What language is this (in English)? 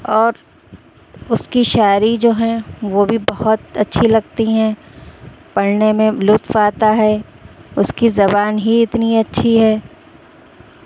Urdu